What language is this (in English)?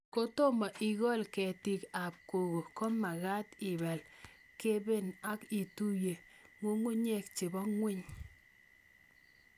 Kalenjin